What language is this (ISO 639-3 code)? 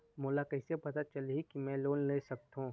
hne